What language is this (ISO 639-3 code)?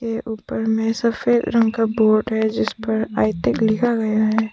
hin